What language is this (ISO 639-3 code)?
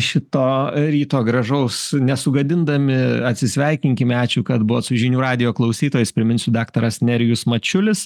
lit